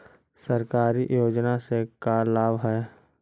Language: Magahi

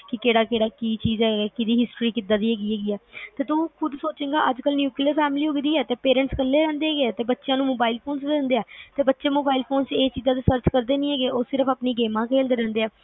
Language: Punjabi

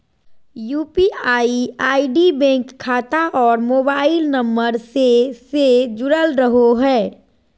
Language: Magahi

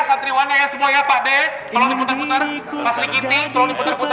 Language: Indonesian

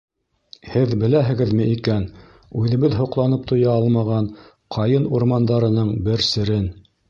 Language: Bashkir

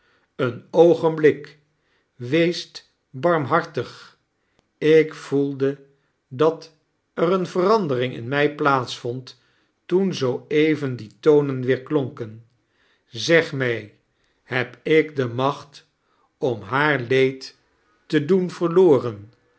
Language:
Dutch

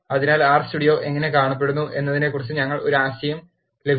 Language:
Malayalam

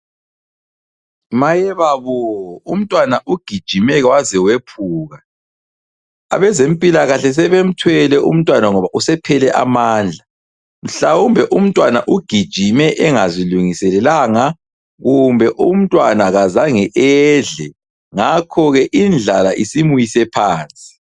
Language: North Ndebele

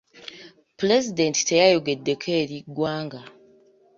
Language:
Ganda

